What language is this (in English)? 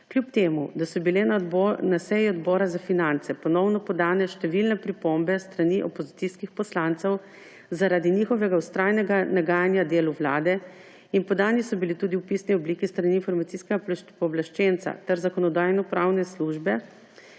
Slovenian